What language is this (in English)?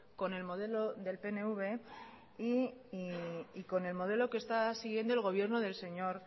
Spanish